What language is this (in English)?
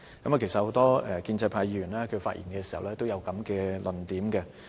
Cantonese